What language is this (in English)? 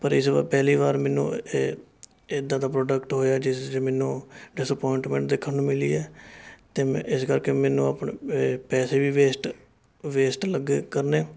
Punjabi